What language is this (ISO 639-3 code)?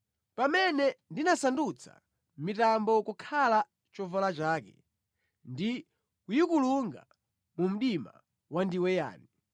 nya